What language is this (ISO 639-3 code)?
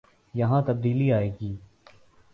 urd